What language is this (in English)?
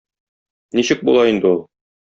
Tatar